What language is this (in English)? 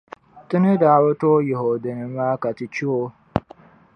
Dagbani